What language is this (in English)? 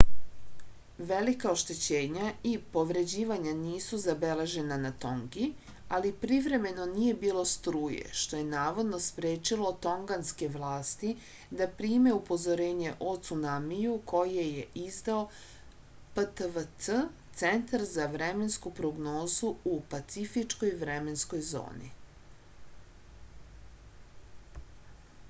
Serbian